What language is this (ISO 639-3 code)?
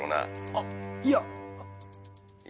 jpn